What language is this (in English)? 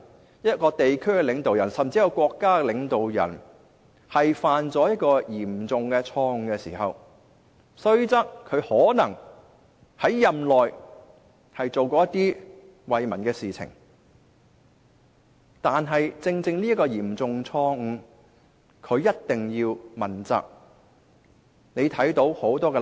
Cantonese